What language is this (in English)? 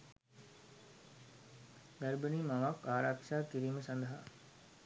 Sinhala